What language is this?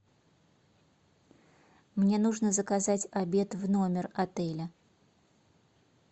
Russian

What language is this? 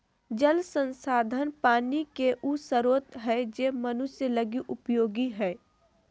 Magahi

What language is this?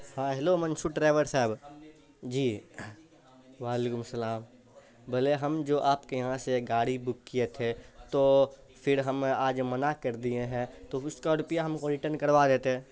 Urdu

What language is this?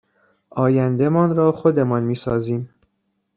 Persian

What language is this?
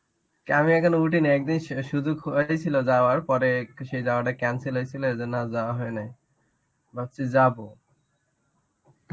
Bangla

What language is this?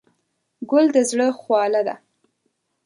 Pashto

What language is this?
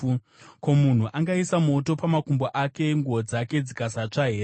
Shona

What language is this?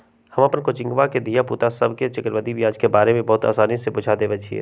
Magahi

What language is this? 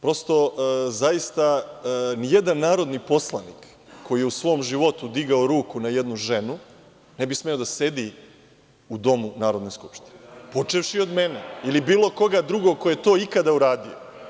Serbian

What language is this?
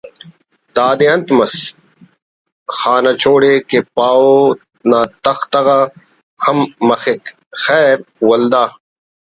Brahui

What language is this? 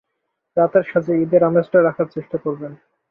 Bangla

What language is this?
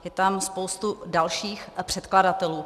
Czech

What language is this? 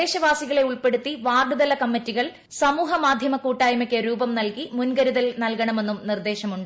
Malayalam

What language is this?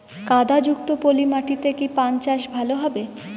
Bangla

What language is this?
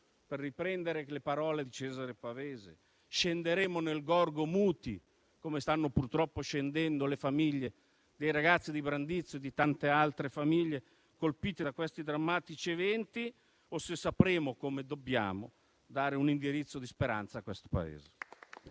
Italian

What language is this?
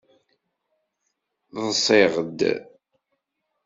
Kabyle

